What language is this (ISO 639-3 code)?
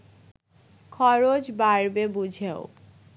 ben